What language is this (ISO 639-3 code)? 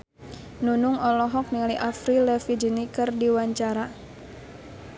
sun